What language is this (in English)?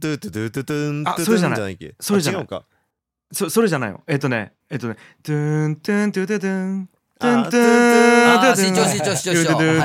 Japanese